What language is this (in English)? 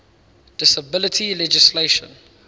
English